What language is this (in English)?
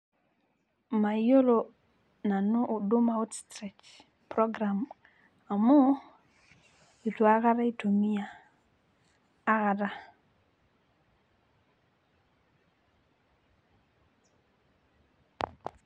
Masai